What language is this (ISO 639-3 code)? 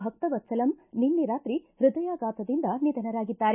kan